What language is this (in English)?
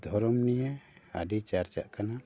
Santali